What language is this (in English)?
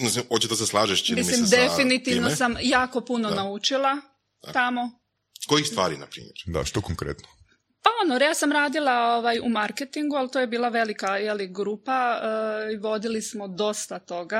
Croatian